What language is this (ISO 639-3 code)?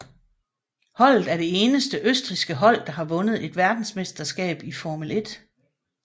dan